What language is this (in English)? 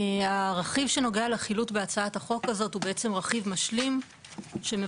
Hebrew